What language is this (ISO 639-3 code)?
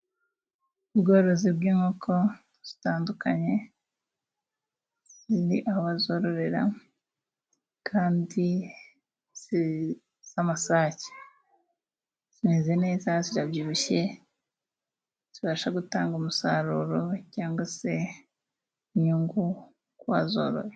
kin